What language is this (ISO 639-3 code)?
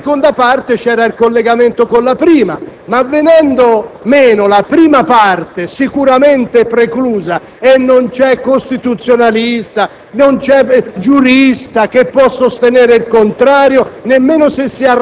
ita